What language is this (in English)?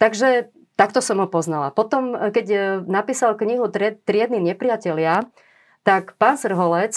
Slovak